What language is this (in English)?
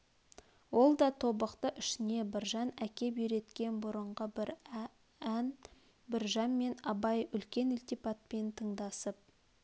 Kazakh